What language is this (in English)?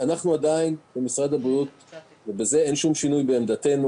Hebrew